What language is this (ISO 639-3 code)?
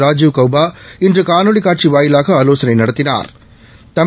tam